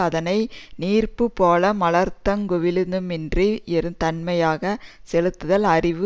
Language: Tamil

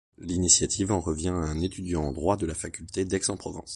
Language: French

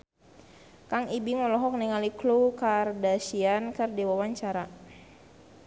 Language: Sundanese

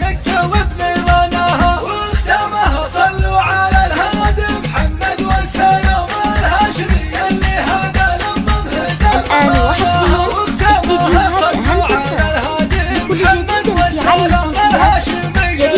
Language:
Arabic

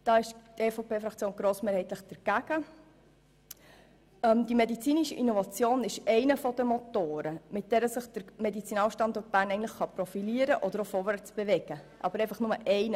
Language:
Swiss German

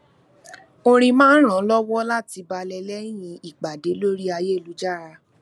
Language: Yoruba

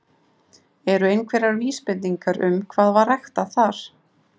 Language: Icelandic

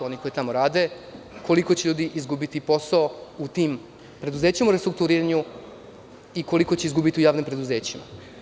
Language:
Serbian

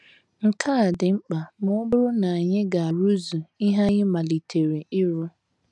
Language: Igbo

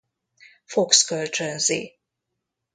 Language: Hungarian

